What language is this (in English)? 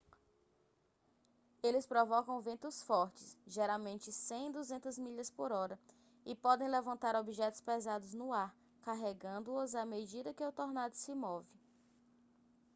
Portuguese